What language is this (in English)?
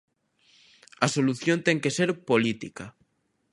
Galician